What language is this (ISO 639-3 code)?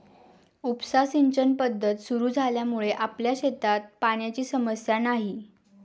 mar